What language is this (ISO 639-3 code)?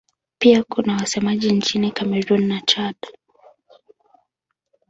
swa